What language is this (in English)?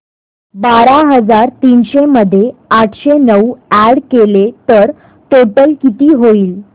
Marathi